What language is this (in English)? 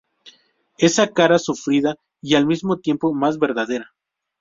Spanish